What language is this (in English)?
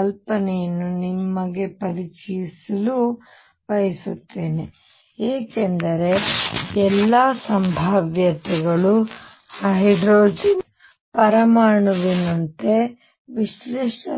Kannada